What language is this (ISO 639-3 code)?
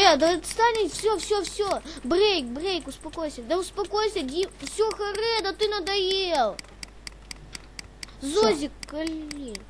rus